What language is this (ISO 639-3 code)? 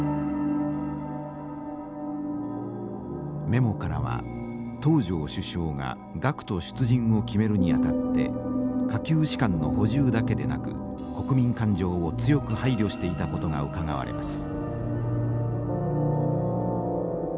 jpn